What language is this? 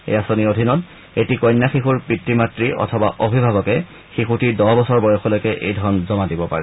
Assamese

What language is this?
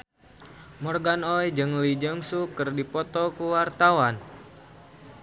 Sundanese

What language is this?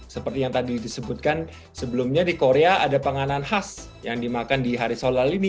Indonesian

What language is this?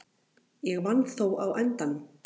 Icelandic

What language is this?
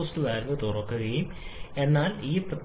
Malayalam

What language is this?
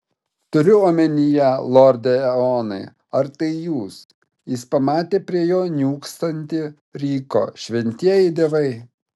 Lithuanian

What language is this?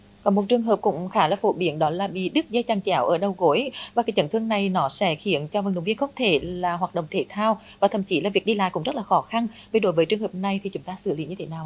Vietnamese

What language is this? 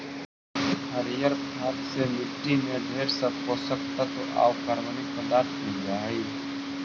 Magahi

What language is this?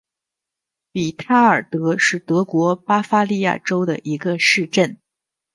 Chinese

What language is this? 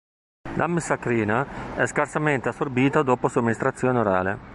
Italian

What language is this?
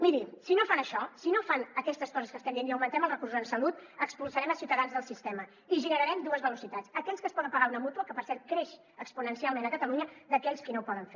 Catalan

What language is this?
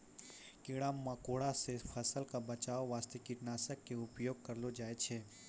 Maithili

